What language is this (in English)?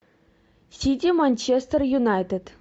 Russian